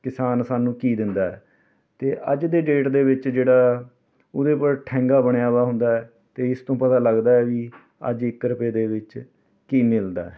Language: Punjabi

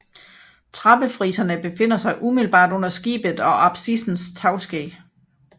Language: Danish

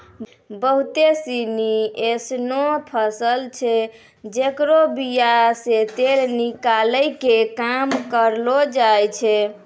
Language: Maithili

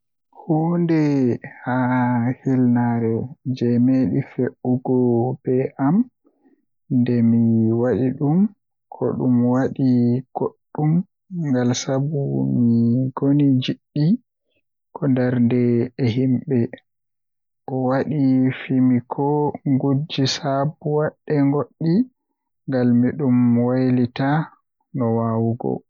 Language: Western Niger Fulfulde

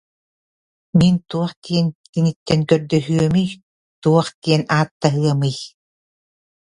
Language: Yakut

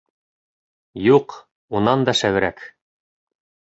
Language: Bashkir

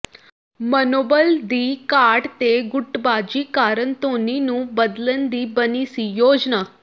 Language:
Punjabi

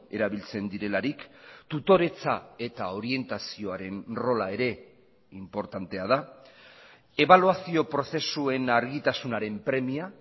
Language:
Basque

